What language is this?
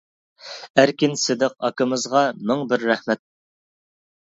Uyghur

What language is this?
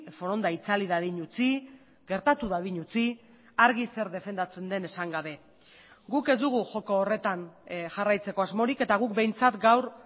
Basque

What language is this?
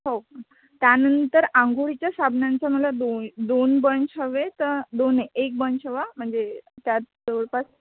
Marathi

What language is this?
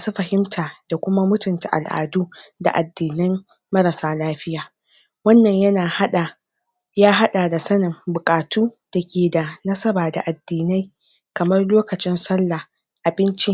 Hausa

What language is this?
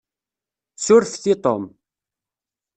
Kabyle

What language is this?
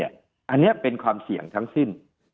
Thai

